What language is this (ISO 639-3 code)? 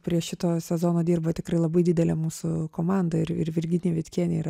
lit